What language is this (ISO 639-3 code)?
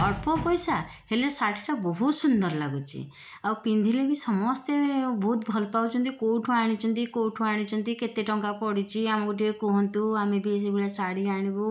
ori